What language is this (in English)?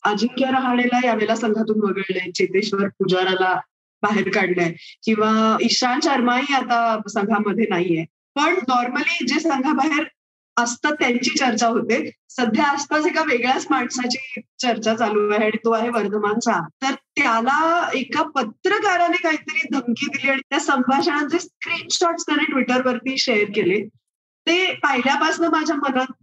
Marathi